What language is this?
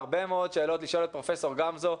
Hebrew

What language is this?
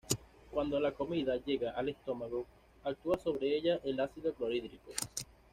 Spanish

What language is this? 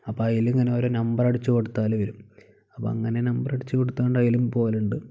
Malayalam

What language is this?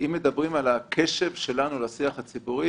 Hebrew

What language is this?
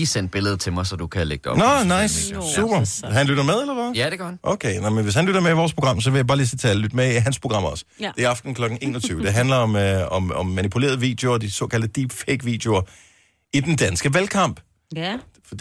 Danish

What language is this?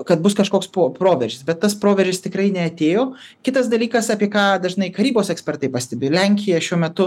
Lithuanian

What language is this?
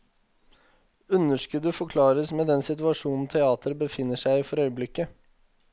Norwegian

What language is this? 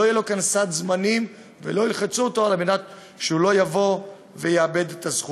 Hebrew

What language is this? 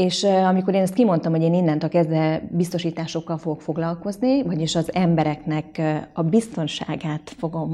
Hungarian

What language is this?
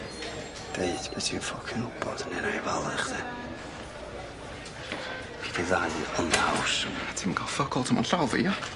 Welsh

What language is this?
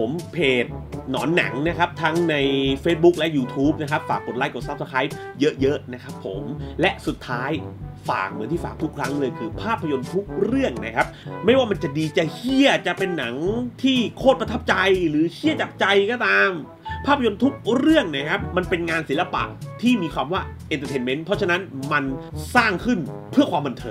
Thai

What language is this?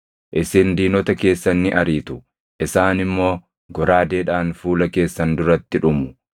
Oromo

